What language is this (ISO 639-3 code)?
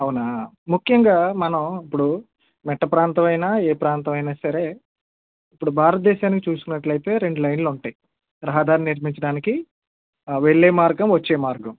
tel